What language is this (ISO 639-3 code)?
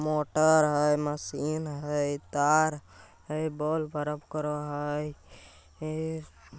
mag